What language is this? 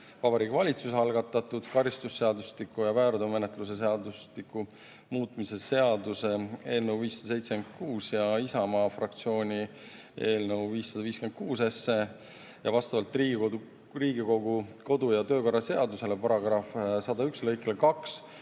Estonian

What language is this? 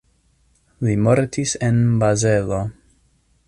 Esperanto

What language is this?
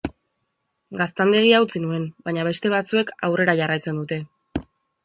Basque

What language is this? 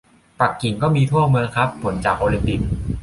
Thai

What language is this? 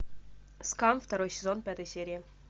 Russian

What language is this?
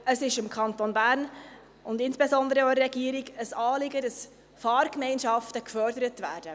Swiss German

